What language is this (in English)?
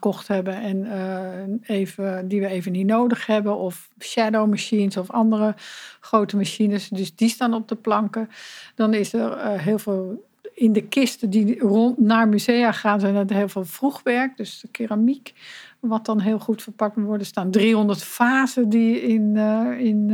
Dutch